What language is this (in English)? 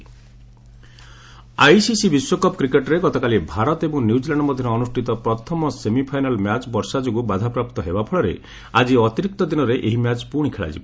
Odia